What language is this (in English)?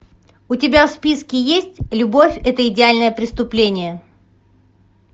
Russian